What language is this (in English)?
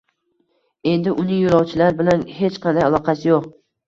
Uzbek